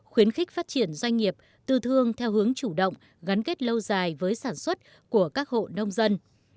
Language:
Vietnamese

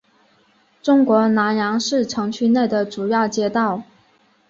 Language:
Chinese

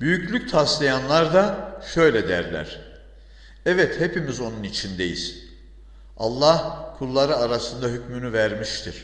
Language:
Turkish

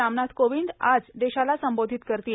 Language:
Marathi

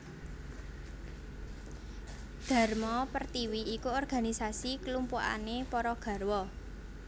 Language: Javanese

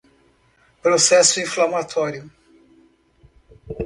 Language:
Portuguese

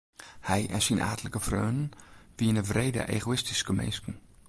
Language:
Western Frisian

